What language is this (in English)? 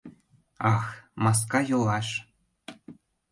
Mari